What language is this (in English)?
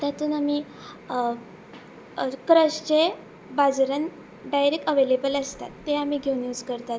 Konkani